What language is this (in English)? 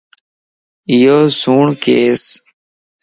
Lasi